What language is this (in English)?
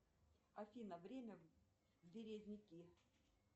Russian